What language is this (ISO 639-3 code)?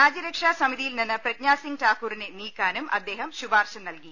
mal